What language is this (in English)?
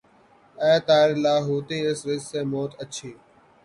Urdu